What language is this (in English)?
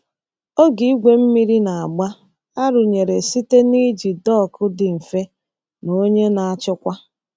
Igbo